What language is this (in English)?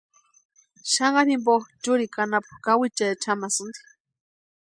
Western Highland Purepecha